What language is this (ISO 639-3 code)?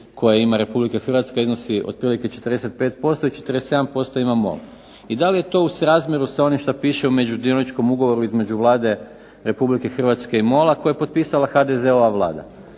hrv